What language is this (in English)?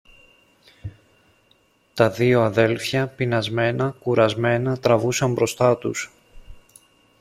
Greek